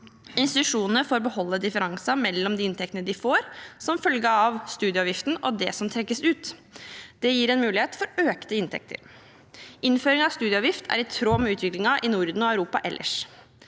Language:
Norwegian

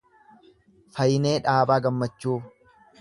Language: Oromo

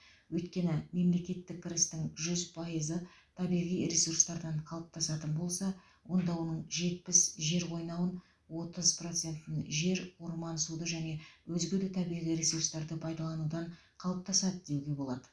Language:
Kazakh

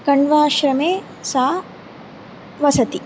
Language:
Sanskrit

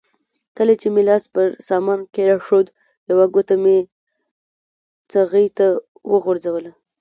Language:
Pashto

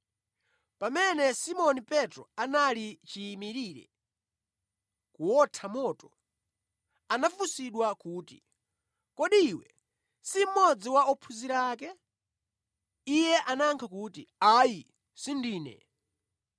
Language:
Nyanja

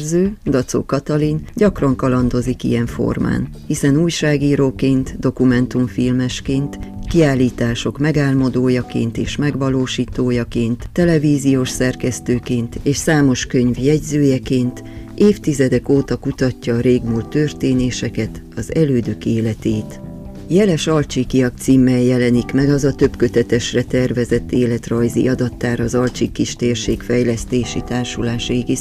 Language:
Hungarian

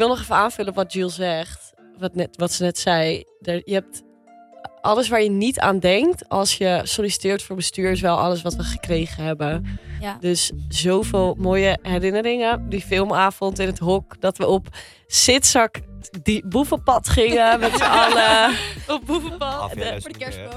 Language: Dutch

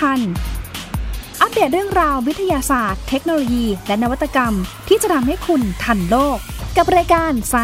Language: Thai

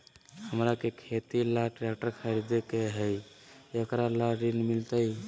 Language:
Magahi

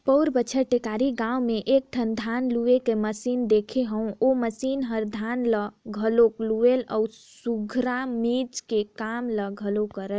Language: Chhattisgarhi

